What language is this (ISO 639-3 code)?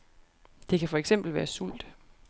dan